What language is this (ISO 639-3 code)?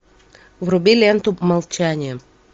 rus